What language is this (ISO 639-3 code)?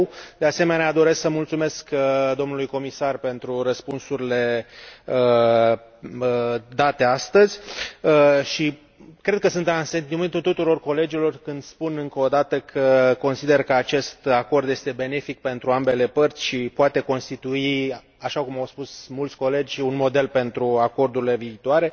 ron